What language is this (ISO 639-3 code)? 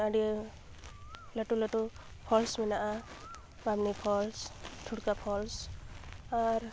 sat